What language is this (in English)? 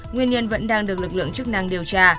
Vietnamese